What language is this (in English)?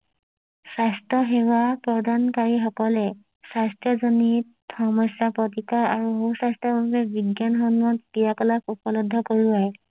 Assamese